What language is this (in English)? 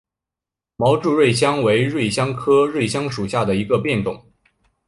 Chinese